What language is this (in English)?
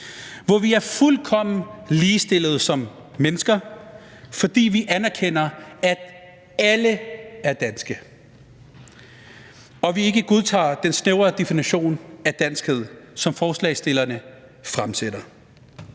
Danish